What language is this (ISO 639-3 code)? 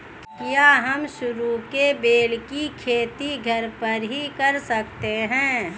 hin